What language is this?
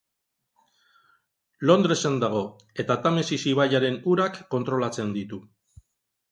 Basque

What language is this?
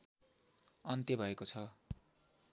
Nepali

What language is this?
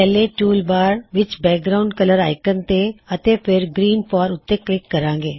Punjabi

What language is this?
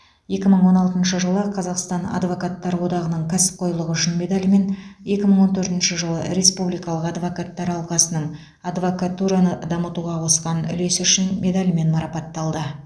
Kazakh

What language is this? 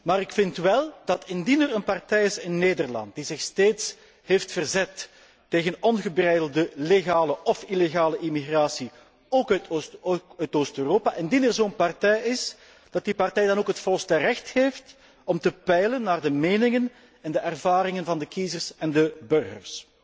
Dutch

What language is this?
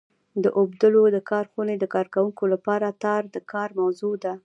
Pashto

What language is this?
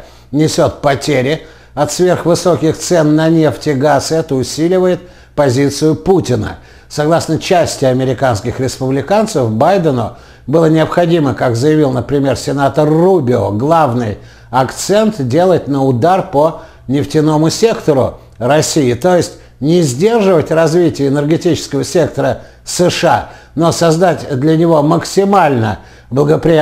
Russian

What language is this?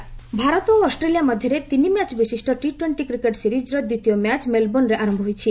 Odia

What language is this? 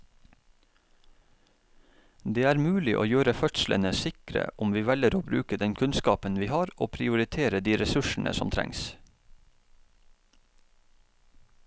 Norwegian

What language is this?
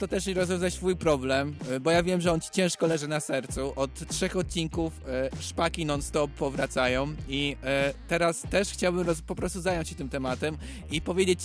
Polish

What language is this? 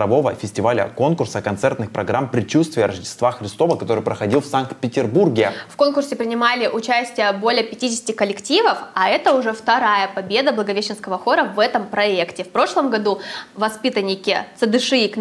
Russian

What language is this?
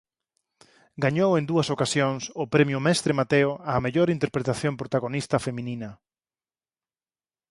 Galician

